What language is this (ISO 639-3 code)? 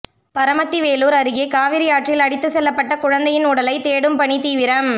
tam